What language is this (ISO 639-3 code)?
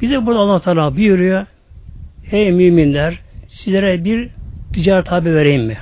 tur